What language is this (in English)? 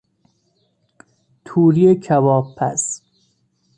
Persian